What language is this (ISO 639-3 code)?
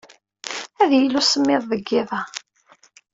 kab